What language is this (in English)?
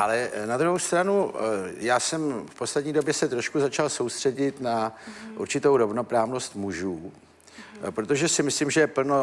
Czech